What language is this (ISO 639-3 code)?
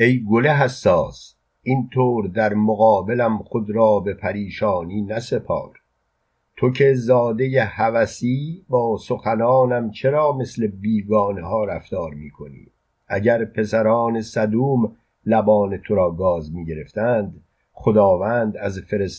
fas